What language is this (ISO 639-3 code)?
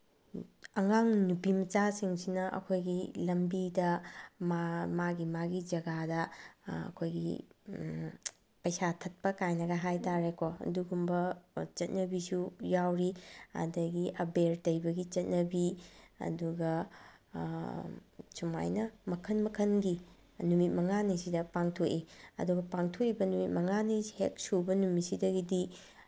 mni